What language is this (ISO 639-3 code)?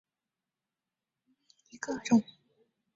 zho